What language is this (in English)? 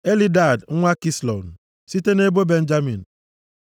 Igbo